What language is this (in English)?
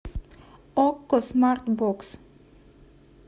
Russian